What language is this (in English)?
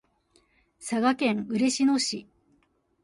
Japanese